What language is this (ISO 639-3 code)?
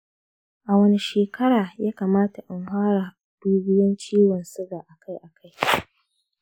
hau